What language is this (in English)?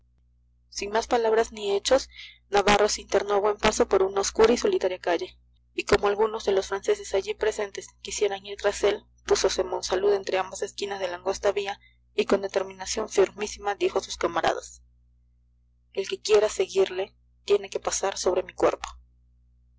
Spanish